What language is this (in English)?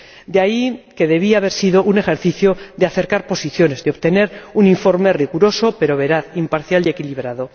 Spanish